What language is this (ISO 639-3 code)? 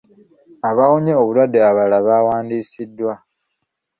lug